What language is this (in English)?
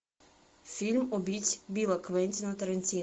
Russian